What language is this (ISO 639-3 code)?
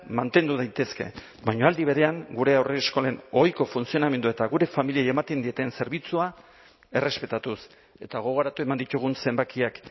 eus